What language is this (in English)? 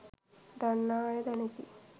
Sinhala